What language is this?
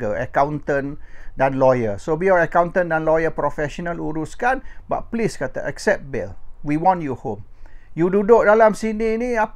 Malay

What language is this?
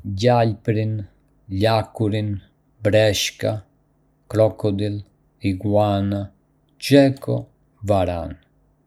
Arbëreshë Albanian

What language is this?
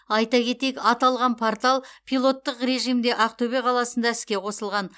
Kazakh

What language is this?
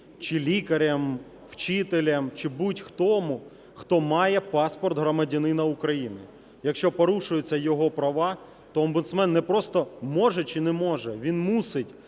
Ukrainian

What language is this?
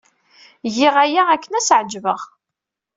Kabyle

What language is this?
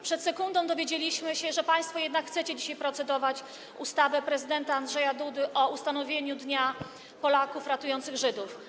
Polish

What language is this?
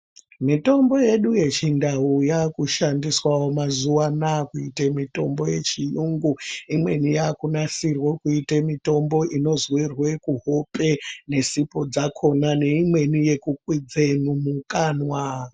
Ndau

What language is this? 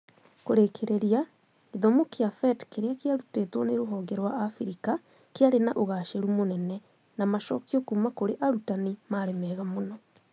Kikuyu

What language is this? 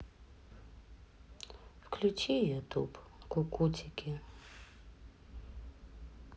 Russian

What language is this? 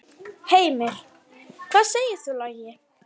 Icelandic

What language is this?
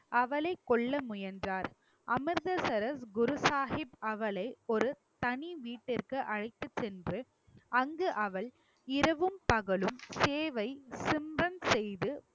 Tamil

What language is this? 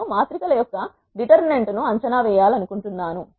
Telugu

